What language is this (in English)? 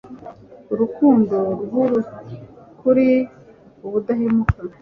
Kinyarwanda